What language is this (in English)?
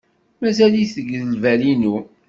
Kabyle